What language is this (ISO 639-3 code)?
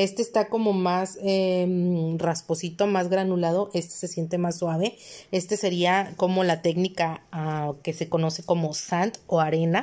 spa